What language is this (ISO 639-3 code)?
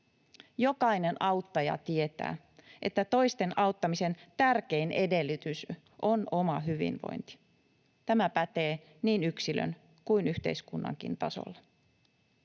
fin